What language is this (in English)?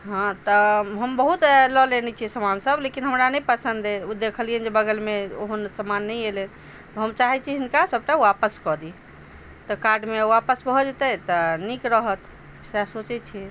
Maithili